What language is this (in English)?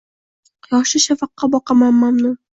Uzbek